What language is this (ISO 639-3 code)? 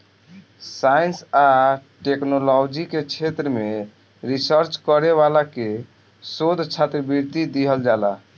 bho